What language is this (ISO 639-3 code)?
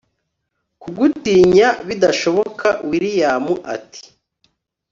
kin